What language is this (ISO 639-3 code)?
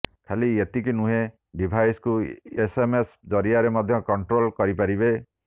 ori